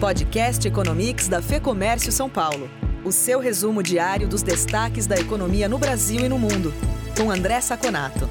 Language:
Portuguese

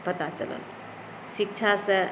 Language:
Maithili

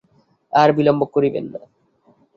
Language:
Bangla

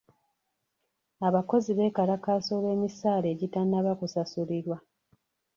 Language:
Ganda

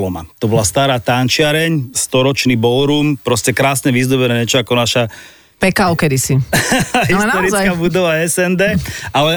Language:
Slovak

